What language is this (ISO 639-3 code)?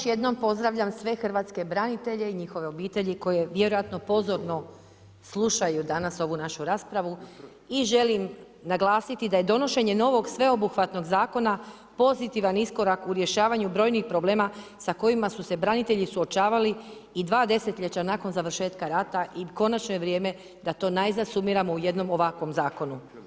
hrv